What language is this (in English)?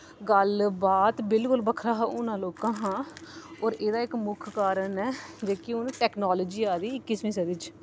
Dogri